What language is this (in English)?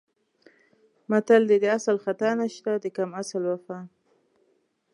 Pashto